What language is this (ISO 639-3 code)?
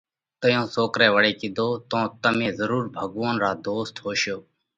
kvx